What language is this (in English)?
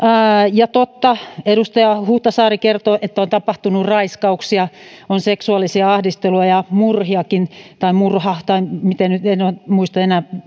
Finnish